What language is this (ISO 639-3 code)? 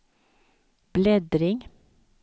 swe